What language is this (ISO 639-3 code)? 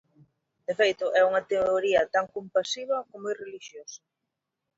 glg